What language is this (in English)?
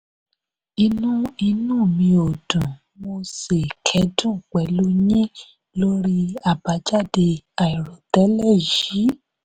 Yoruba